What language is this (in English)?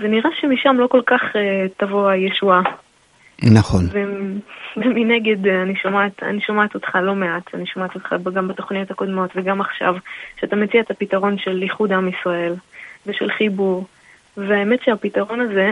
Hebrew